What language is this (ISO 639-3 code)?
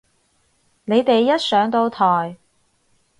yue